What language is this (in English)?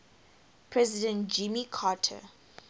English